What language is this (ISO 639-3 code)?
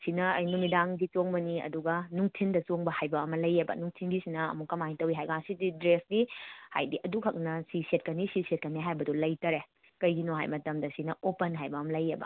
mni